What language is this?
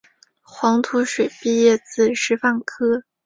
Chinese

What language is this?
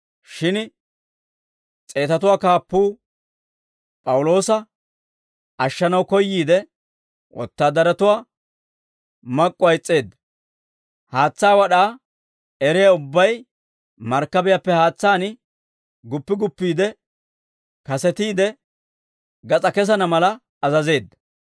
Dawro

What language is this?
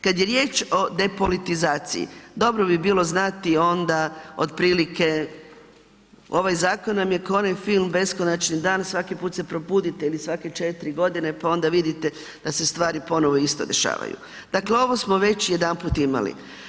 Croatian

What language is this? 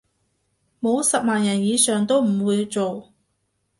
Cantonese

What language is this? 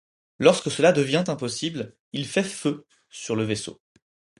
French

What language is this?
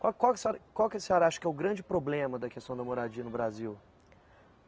Portuguese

